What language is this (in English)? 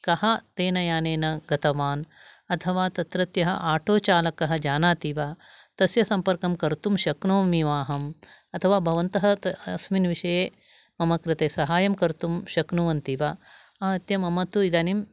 Sanskrit